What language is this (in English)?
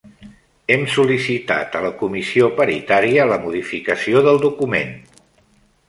Catalan